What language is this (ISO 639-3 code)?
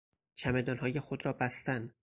fas